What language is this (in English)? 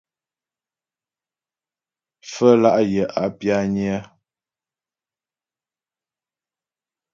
Ghomala